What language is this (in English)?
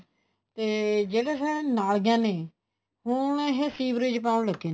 Punjabi